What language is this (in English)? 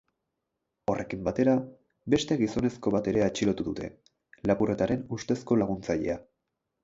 Basque